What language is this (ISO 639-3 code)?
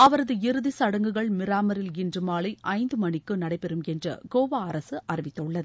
tam